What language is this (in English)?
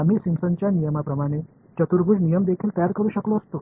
Marathi